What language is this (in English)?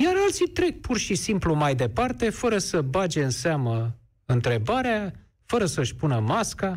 Romanian